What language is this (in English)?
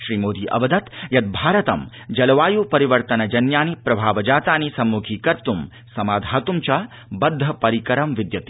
Sanskrit